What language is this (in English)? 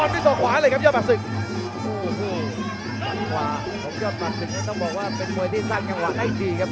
Thai